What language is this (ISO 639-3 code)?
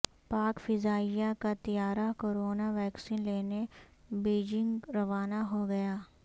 urd